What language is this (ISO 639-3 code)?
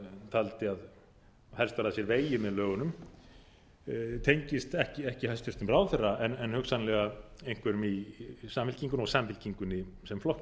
isl